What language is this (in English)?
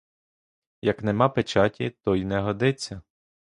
Ukrainian